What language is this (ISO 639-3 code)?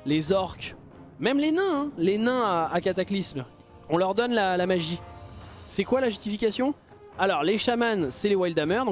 fra